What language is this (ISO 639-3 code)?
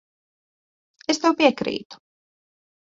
lav